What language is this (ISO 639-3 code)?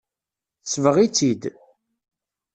kab